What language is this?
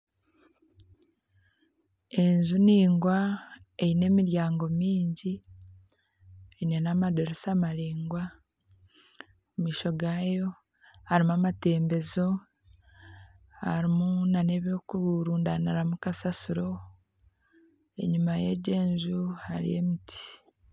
Nyankole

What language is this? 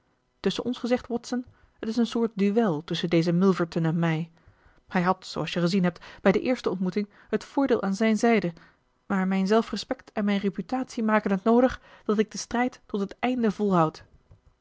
Dutch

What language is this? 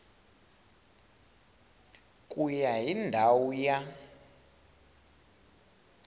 Tsonga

